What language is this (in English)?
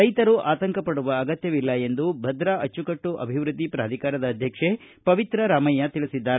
Kannada